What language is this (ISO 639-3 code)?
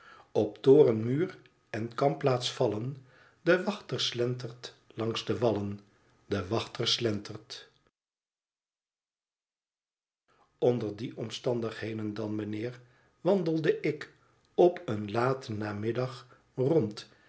nld